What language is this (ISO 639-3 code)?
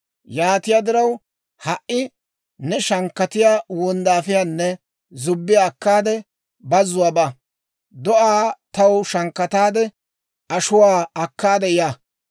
dwr